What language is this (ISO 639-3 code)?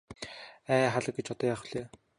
mon